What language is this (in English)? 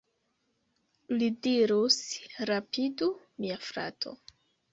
Esperanto